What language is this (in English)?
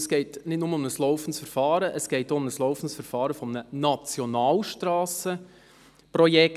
Swiss German